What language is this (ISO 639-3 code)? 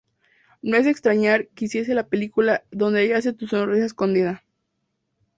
spa